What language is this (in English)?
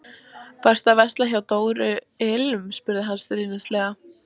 Icelandic